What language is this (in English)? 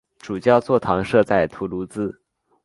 Chinese